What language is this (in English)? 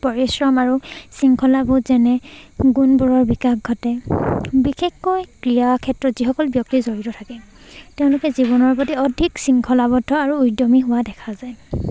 Assamese